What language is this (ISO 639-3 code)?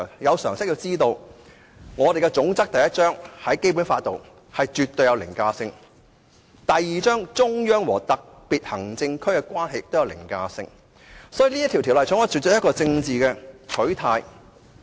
yue